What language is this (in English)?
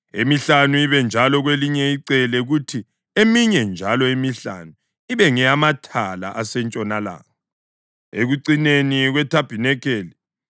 North Ndebele